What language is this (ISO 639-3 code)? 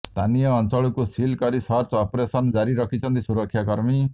ori